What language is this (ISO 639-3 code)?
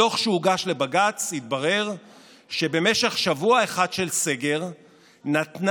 heb